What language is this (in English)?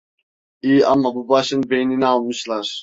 Turkish